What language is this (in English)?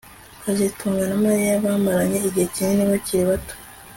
Kinyarwanda